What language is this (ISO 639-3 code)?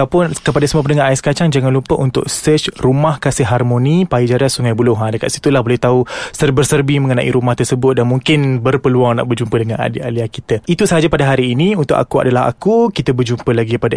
msa